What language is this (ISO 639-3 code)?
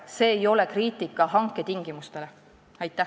est